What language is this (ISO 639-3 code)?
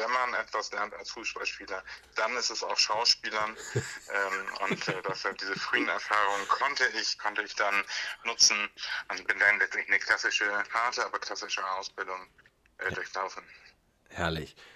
deu